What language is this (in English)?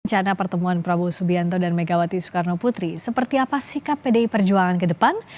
Indonesian